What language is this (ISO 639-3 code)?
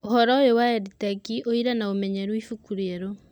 kik